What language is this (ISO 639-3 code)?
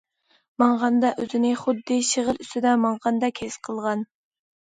uig